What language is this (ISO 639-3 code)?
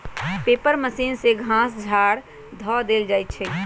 mag